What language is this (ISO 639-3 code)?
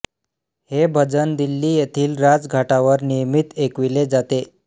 mar